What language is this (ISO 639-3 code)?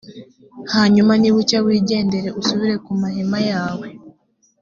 kin